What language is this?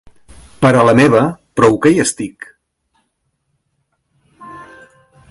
Catalan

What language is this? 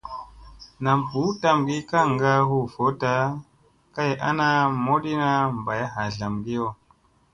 Musey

